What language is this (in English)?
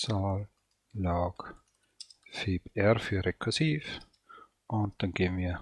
German